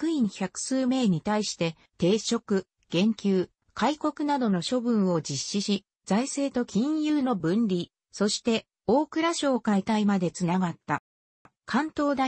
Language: Japanese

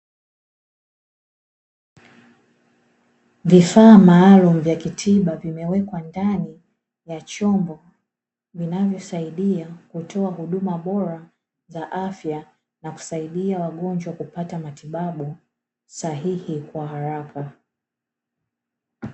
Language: Swahili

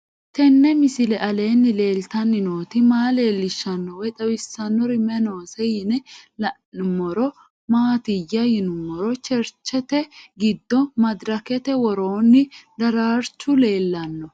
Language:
Sidamo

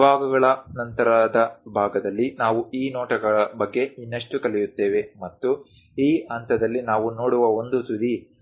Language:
Kannada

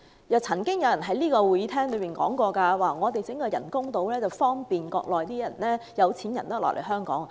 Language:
Cantonese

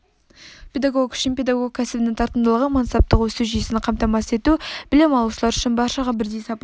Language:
Kazakh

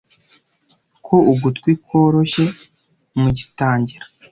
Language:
Kinyarwanda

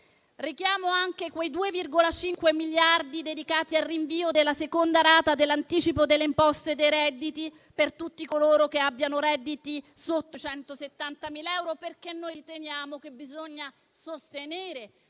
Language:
Italian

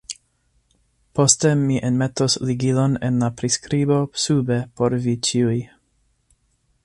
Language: Esperanto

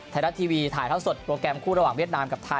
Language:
Thai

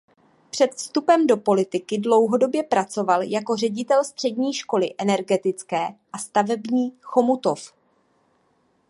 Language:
Czech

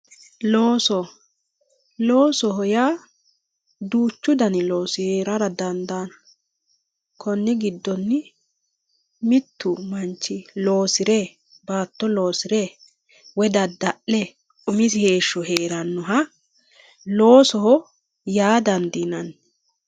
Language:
Sidamo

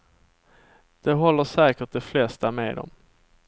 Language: Swedish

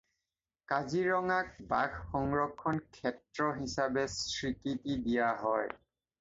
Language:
Assamese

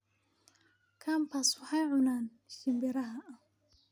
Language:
Somali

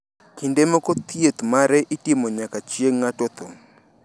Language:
Luo (Kenya and Tanzania)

